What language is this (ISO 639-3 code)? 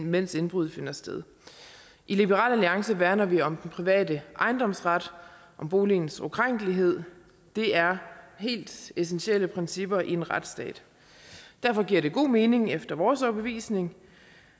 dan